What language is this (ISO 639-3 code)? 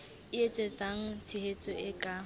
sot